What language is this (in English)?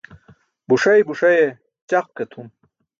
Burushaski